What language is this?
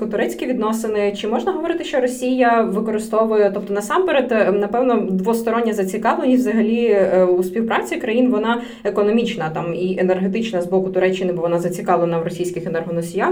Ukrainian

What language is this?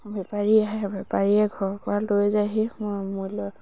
Assamese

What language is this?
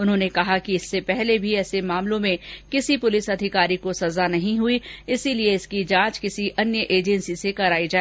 Hindi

